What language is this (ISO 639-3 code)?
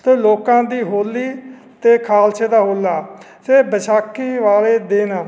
pan